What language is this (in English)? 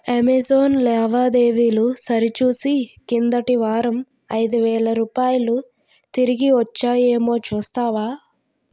Telugu